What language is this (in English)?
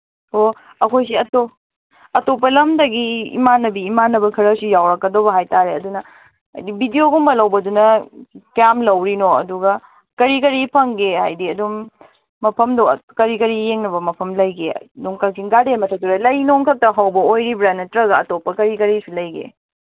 Manipuri